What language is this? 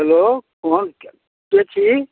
Maithili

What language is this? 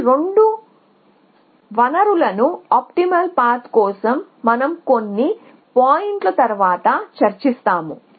Telugu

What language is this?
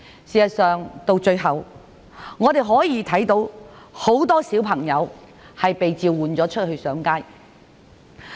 Cantonese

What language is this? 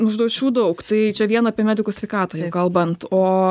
Lithuanian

